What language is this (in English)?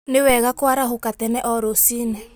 Kikuyu